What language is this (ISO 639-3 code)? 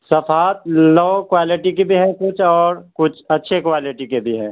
urd